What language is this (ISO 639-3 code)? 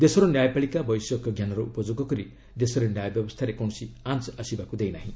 ori